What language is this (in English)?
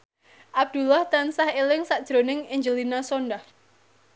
Javanese